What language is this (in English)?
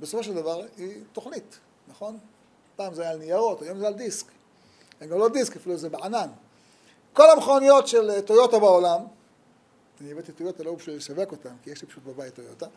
Hebrew